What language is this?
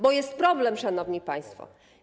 Polish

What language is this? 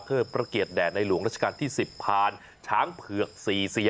Thai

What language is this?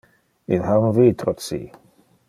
Interlingua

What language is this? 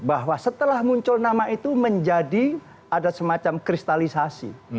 Indonesian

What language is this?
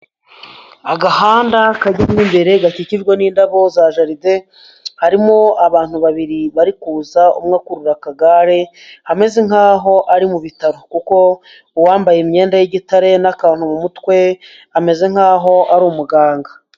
Kinyarwanda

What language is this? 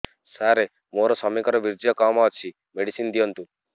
Odia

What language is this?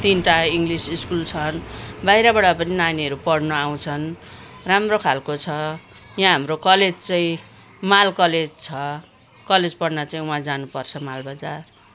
Nepali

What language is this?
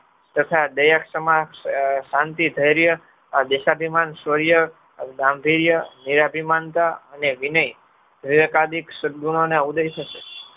Gujarati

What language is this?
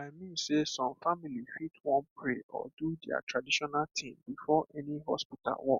Nigerian Pidgin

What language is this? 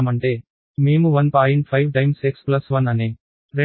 Telugu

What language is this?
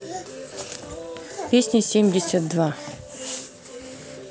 Russian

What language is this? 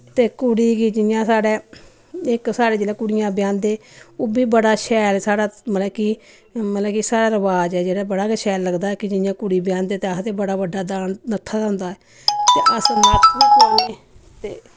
Dogri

